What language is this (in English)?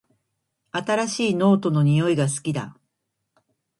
Japanese